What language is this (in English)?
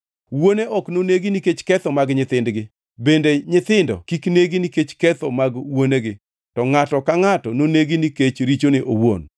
Luo (Kenya and Tanzania)